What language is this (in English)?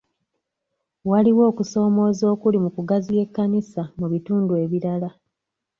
Ganda